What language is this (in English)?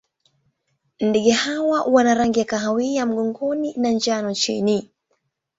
Swahili